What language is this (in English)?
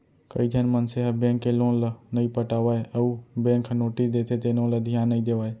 Chhattisgarhi